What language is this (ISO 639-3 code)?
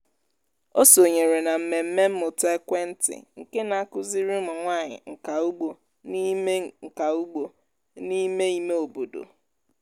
ibo